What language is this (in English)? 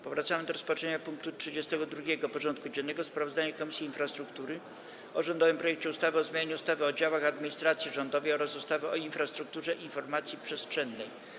Polish